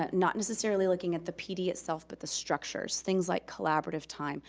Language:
English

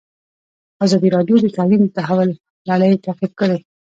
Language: Pashto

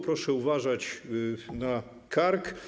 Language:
Polish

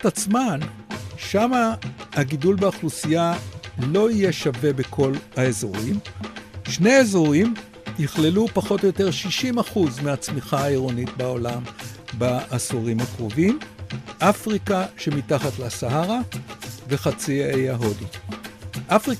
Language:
Hebrew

